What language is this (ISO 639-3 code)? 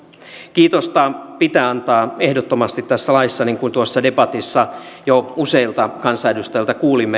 fin